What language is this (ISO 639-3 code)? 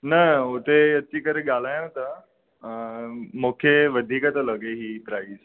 snd